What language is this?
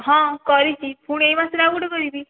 Odia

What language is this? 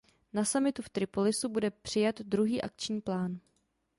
Czech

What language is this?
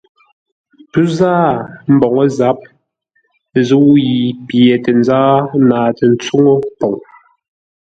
Ngombale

